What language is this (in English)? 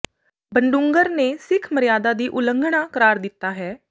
Punjabi